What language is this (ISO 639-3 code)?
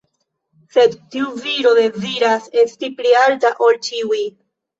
epo